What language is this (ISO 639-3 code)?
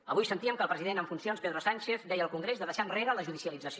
cat